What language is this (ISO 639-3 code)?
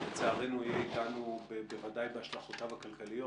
heb